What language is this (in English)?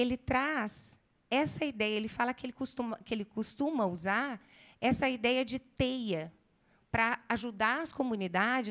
Portuguese